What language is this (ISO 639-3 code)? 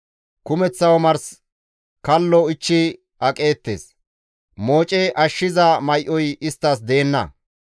gmv